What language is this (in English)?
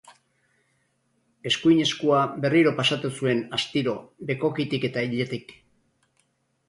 Basque